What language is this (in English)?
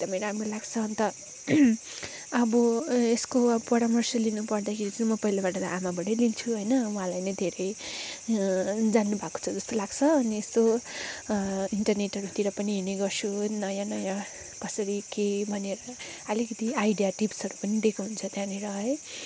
Nepali